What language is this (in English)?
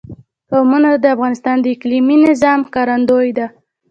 Pashto